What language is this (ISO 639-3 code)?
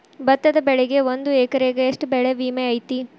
kan